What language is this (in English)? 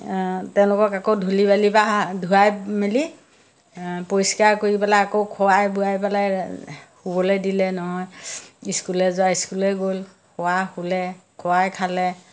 Assamese